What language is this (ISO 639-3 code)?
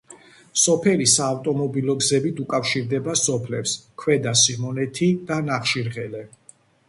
kat